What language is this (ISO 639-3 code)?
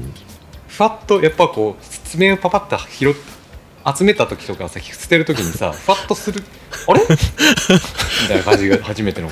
jpn